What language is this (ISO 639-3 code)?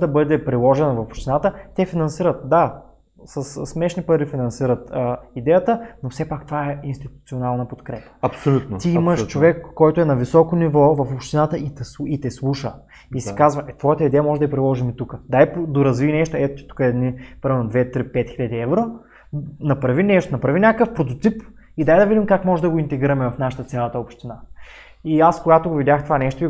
bul